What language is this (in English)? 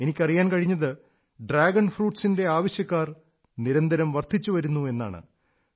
Malayalam